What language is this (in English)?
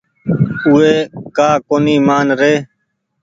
Goaria